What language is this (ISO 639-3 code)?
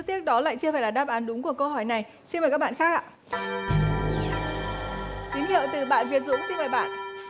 vie